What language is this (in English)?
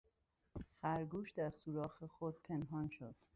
Persian